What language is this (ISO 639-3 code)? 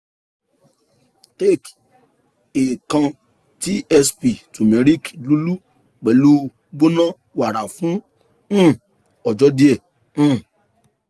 yor